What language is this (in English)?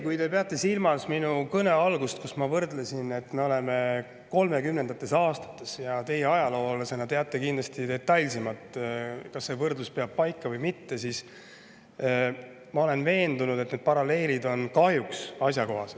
Estonian